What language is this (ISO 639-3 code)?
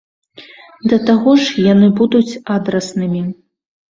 bel